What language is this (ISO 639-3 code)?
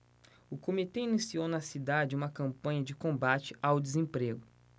por